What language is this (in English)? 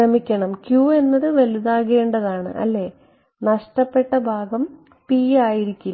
Malayalam